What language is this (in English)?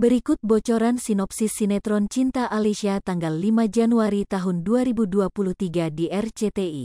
Indonesian